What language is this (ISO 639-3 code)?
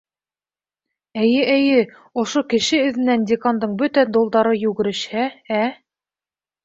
bak